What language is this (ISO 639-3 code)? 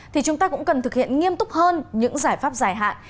vie